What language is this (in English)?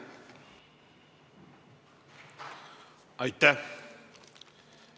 Estonian